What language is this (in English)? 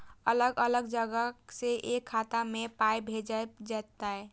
Maithili